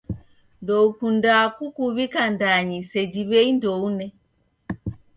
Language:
Taita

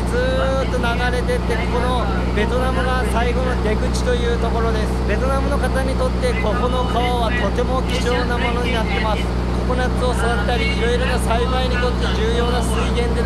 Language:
Japanese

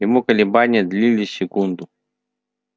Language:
Russian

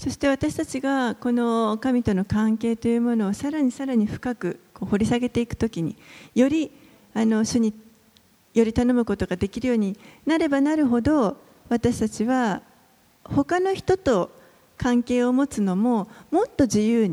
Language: Japanese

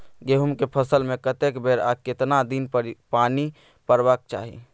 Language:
Maithili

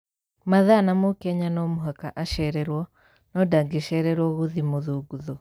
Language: Kikuyu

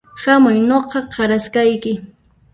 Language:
Puno Quechua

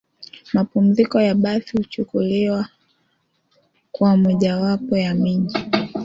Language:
Swahili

